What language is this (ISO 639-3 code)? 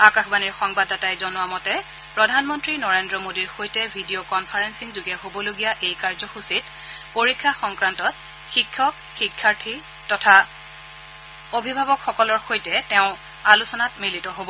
asm